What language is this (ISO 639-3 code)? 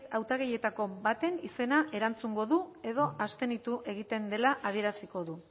eus